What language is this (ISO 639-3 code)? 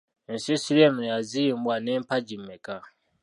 lug